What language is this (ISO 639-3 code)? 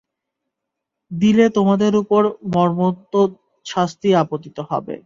ben